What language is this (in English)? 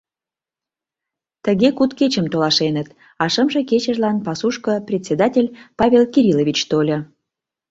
Mari